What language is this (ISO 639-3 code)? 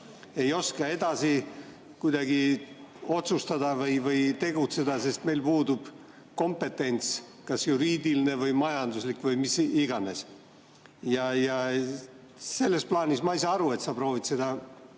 est